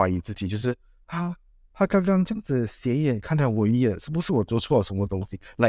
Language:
Chinese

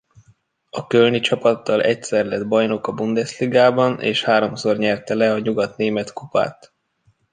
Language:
Hungarian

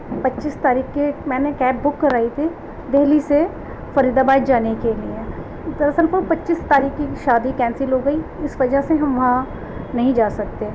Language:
Urdu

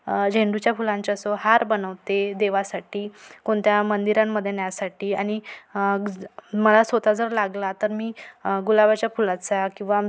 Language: Marathi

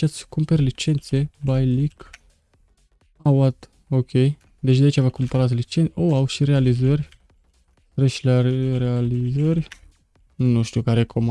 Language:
Romanian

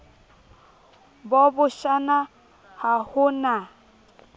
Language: Southern Sotho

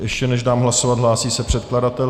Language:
Czech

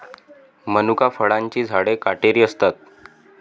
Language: Marathi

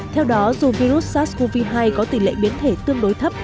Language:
Vietnamese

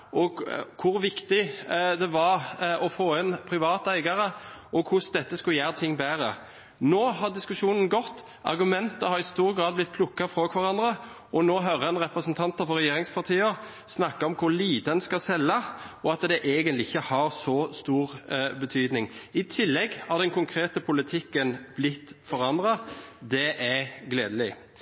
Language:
Norwegian Bokmål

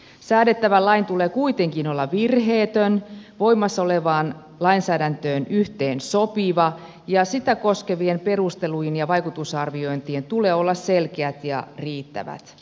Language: Finnish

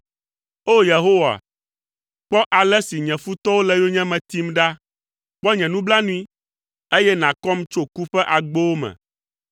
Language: Ewe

